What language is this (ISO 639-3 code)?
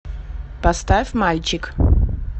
rus